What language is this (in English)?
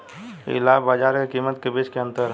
Bhojpuri